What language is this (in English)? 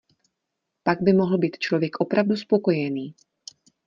Czech